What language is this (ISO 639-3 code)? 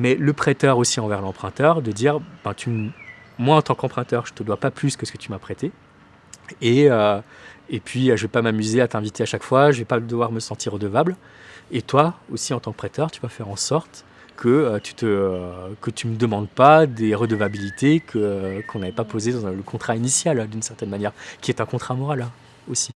fra